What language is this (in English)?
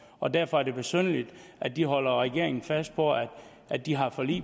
Danish